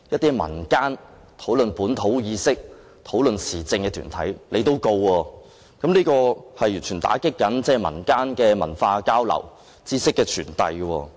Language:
Cantonese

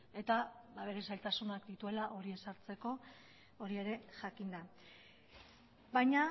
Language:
Basque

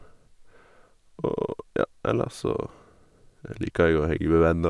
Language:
Norwegian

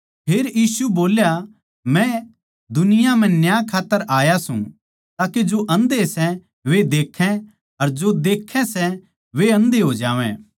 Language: Haryanvi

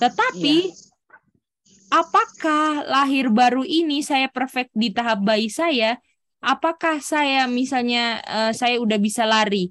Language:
Indonesian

